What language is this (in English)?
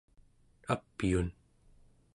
Central Yupik